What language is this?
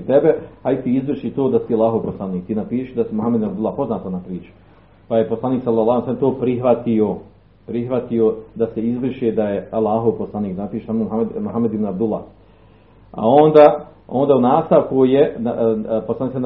Croatian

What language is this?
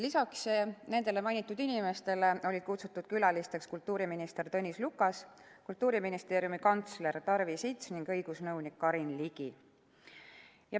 Estonian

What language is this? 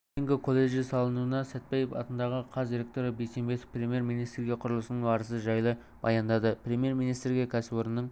Kazakh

